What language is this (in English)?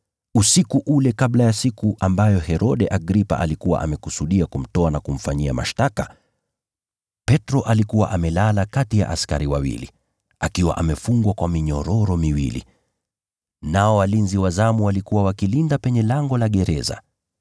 Swahili